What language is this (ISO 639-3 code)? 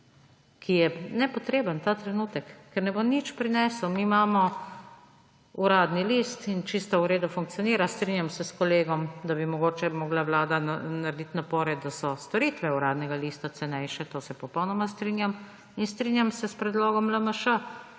slv